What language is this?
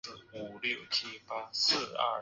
Chinese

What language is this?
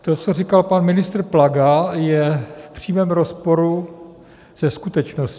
Czech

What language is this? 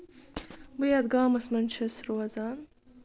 Kashmiri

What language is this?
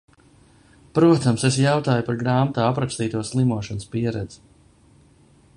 Latvian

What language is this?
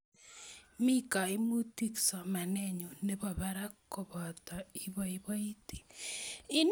Kalenjin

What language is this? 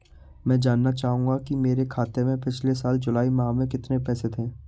Hindi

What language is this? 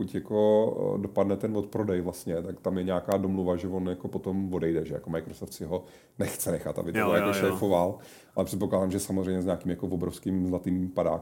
Czech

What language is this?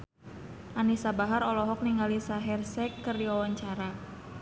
Sundanese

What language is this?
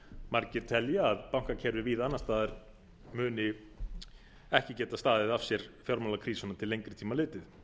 Icelandic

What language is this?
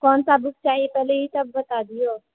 Maithili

